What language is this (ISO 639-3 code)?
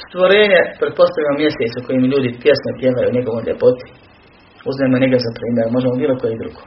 hrv